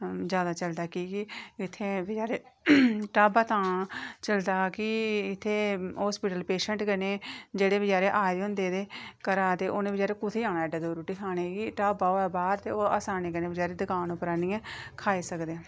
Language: Dogri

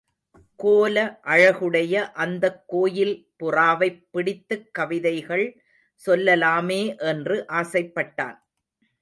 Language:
Tamil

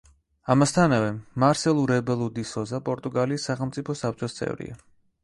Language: Georgian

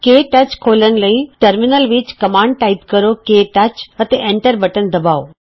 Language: Punjabi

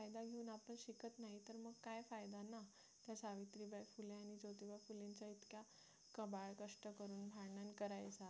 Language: Marathi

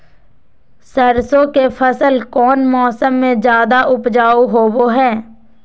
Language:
Magahi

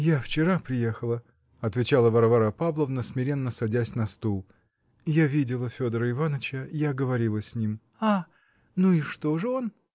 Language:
Russian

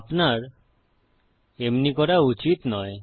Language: Bangla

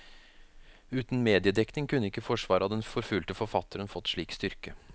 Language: Norwegian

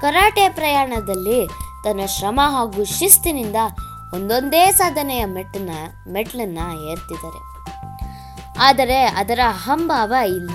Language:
Kannada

